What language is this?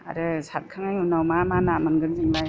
Bodo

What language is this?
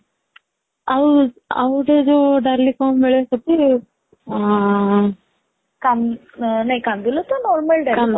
Odia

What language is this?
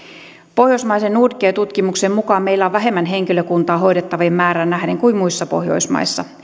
Finnish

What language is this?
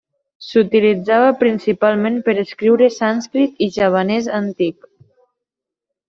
Catalan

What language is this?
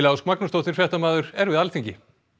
Icelandic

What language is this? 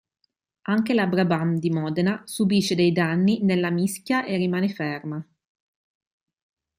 Italian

